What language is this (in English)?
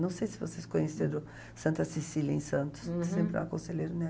Portuguese